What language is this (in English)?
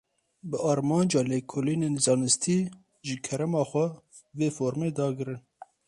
Kurdish